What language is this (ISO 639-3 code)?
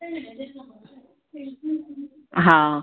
snd